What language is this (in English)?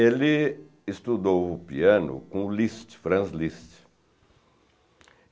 Portuguese